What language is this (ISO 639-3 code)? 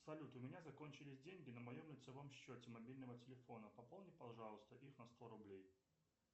rus